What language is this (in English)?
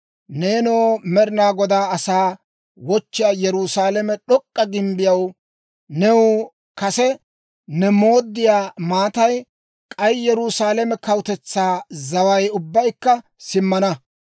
Dawro